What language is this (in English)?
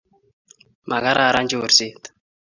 Kalenjin